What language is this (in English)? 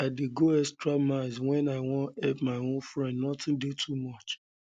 Nigerian Pidgin